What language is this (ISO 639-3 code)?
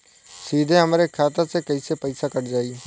bho